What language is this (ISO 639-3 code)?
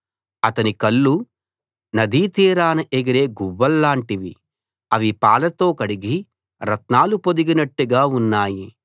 tel